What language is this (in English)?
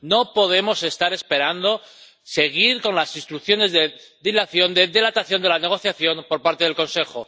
Spanish